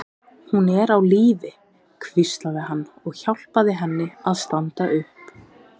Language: Icelandic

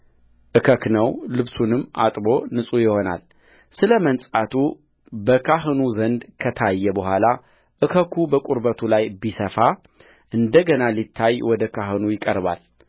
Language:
Amharic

